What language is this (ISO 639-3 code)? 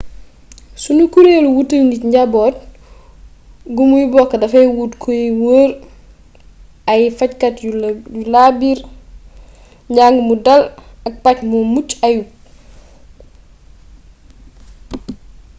wol